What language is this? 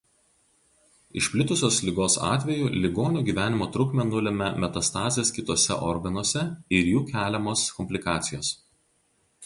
Lithuanian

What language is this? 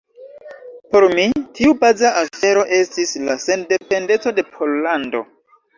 Esperanto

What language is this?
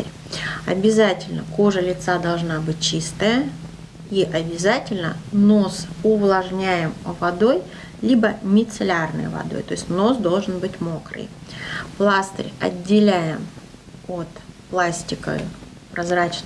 Russian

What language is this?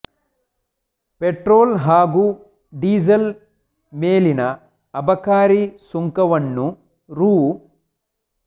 Kannada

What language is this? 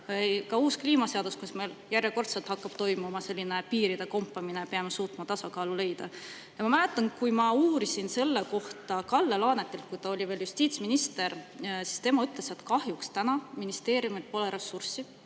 Estonian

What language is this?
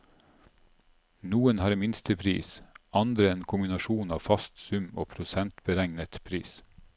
Norwegian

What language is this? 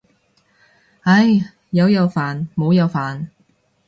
Cantonese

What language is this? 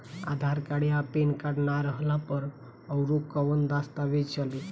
Bhojpuri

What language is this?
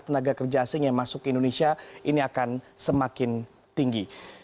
Indonesian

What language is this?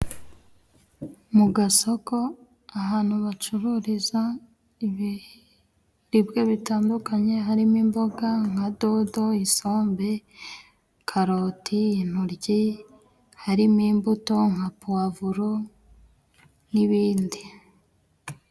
Kinyarwanda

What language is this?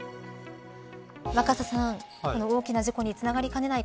Japanese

